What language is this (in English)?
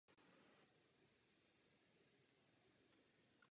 Czech